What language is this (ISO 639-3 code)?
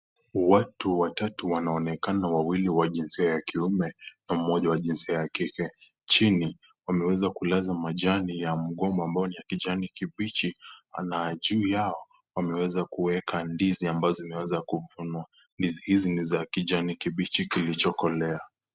swa